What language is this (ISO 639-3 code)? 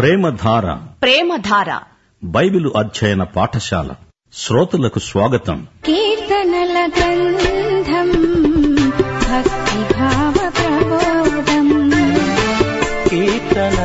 tel